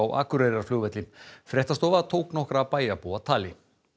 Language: Icelandic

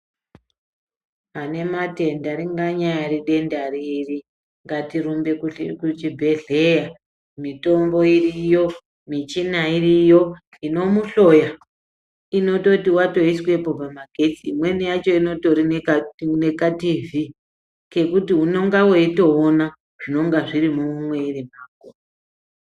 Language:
Ndau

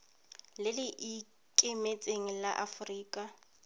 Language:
Tswana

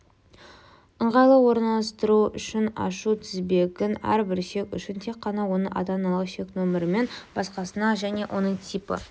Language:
Kazakh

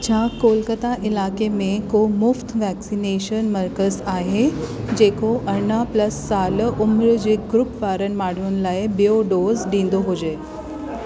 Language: Sindhi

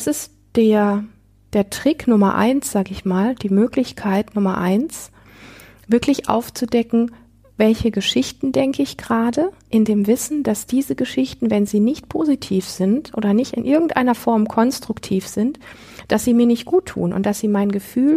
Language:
German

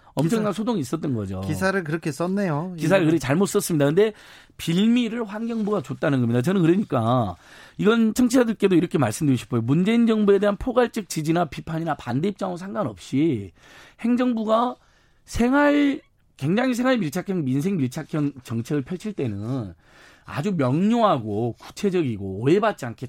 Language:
Korean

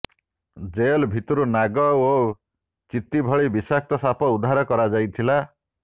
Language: Odia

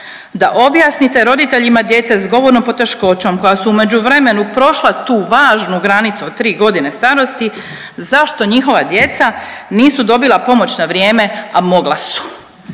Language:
Croatian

